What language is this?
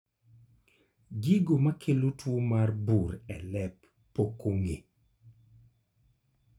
Luo (Kenya and Tanzania)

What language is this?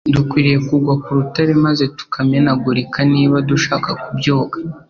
Kinyarwanda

